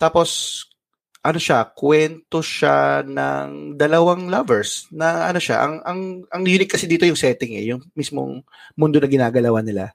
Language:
Filipino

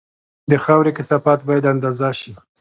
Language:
Pashto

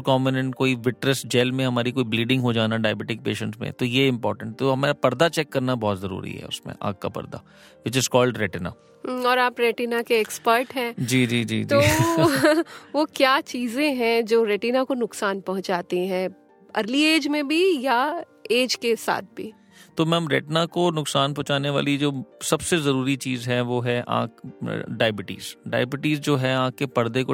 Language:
Hindi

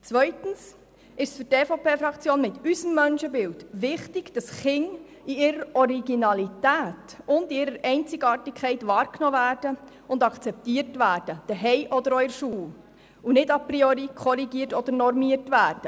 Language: Swiss German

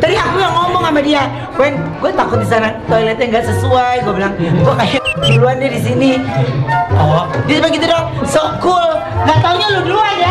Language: Indonesian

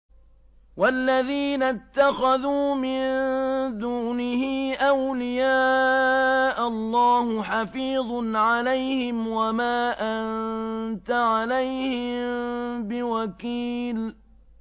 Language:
Arabic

